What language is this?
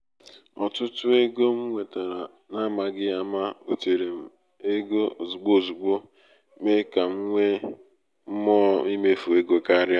Igbo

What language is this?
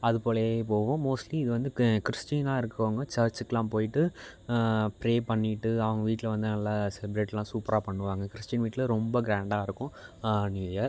Tamil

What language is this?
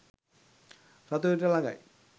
Sinhala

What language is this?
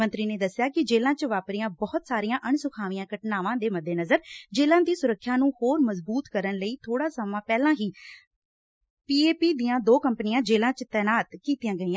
Punjabi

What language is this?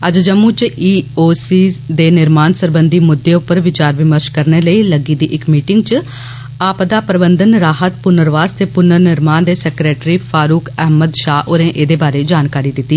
Dogri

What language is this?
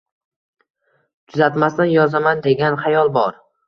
Uzbek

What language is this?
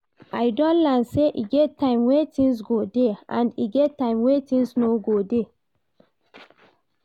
Nigerian Pidgin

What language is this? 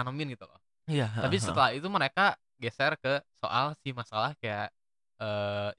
Indonesian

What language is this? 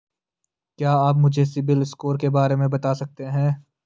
Hindi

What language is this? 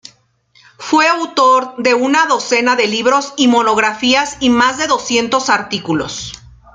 Spanish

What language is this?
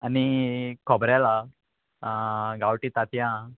Konkani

